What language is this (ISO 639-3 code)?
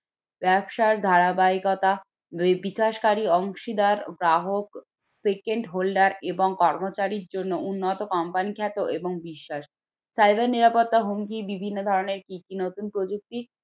ben